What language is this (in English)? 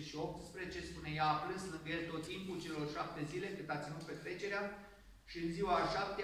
Romanian